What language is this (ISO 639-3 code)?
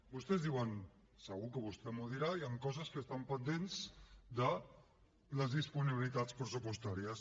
cat